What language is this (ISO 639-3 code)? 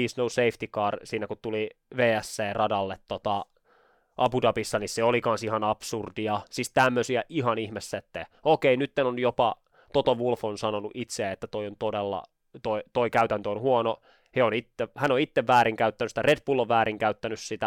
fin